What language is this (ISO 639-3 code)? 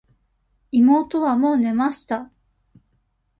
jpn